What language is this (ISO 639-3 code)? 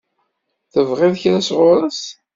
kab